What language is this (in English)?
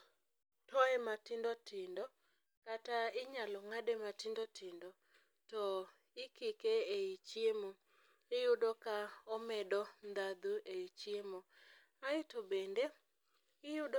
Luo (Kenya and Tanzania)